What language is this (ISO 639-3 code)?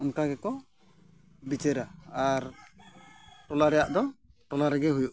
sat